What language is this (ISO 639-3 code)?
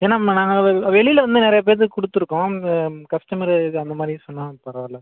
tam